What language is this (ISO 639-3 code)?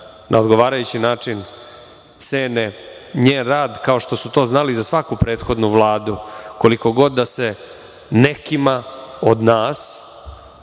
srp